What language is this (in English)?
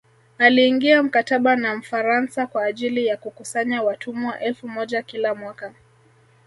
Swahili